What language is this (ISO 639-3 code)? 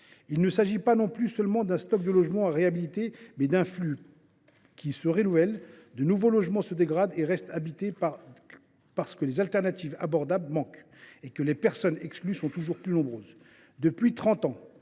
fra